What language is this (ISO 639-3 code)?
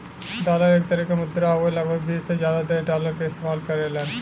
bho